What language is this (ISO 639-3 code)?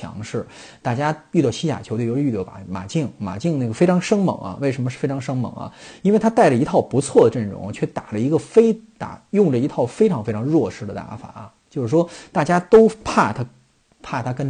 zho